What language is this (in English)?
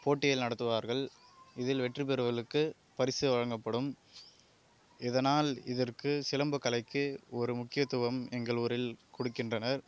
Tamil